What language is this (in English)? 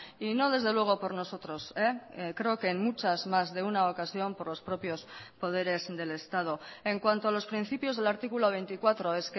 Spanish